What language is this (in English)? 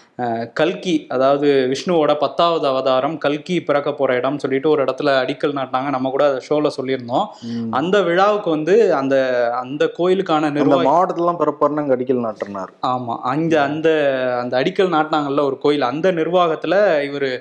Tamil